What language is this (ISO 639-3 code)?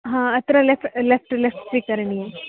san